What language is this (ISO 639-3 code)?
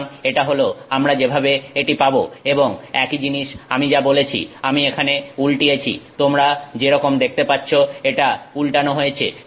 ben